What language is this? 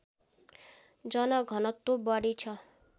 Nepali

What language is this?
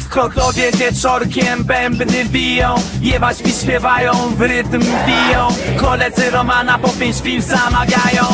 Polish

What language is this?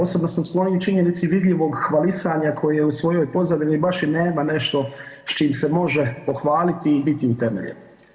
Croatian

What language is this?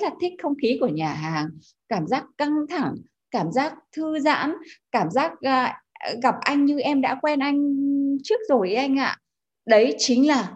Vietnamese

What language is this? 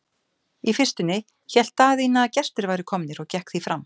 Icelandic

